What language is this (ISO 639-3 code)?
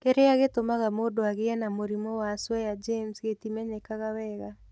kik